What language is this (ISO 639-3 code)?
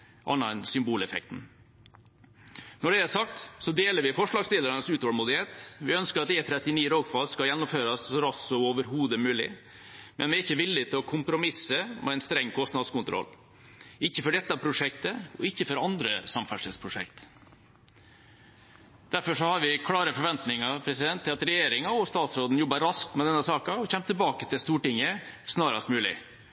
nob